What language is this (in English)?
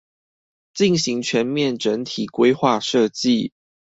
Chinese